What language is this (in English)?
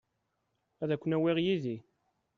Kabyle